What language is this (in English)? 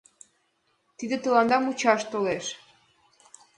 Mari